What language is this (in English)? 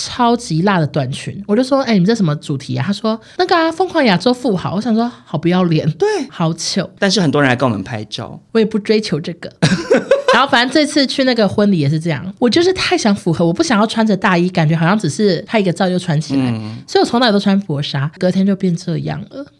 Chinese